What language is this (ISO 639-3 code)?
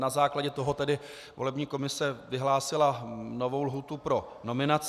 ces